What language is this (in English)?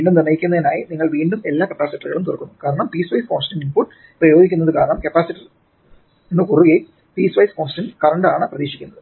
Malayalam